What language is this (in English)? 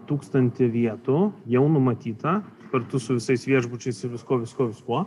Lithuanian